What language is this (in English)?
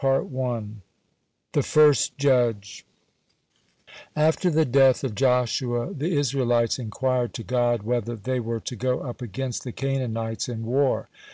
English